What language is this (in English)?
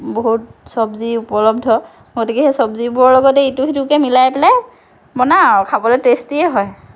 Assamese